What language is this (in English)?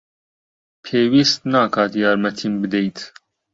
Central Kurdish